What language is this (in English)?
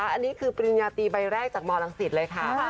Thai